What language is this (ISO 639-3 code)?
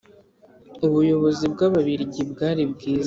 kin